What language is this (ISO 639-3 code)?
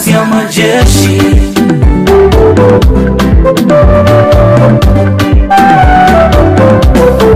ron